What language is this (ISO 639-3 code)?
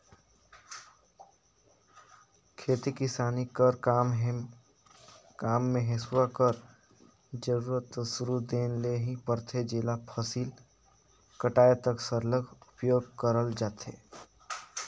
hne